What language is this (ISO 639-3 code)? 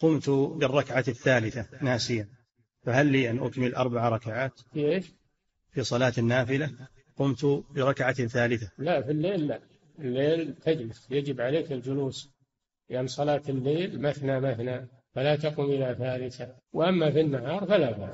ara